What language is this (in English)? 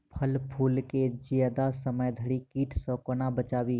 Maithili